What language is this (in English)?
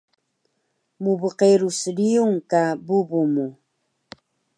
Taroko